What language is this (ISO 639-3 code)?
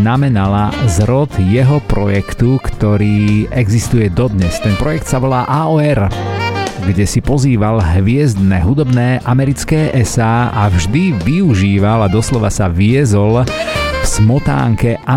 slk